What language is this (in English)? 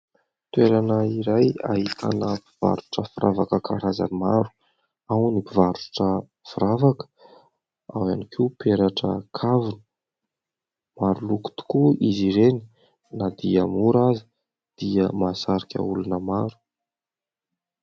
Malagasy